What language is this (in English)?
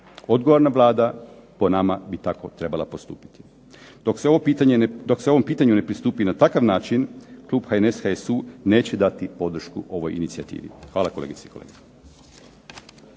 Croatian